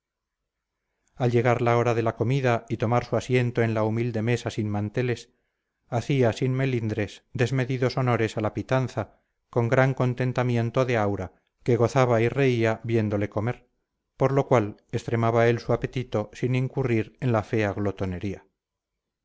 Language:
Spanish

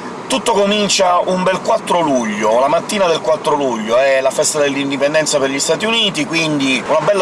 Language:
Italian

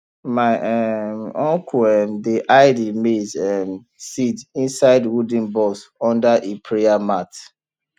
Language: Nigerian Pidgin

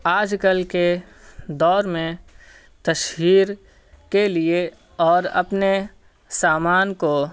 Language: Urdu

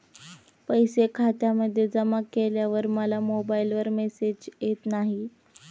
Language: Marathi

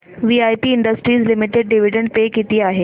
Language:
Marathi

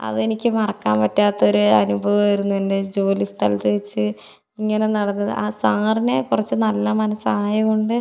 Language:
Malayalam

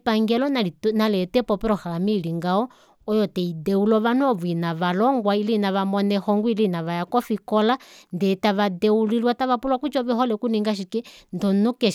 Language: Kuanyama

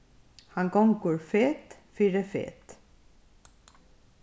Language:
Faroese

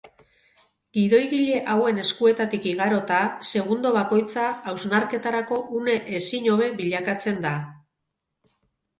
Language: Basque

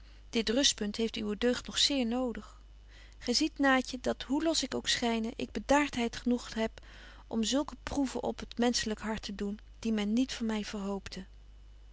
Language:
Dutch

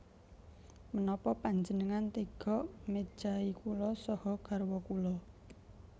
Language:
Javanese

